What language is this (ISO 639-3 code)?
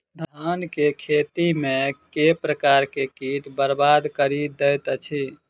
mai